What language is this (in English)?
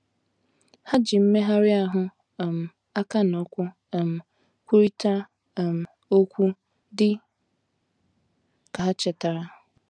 Igbo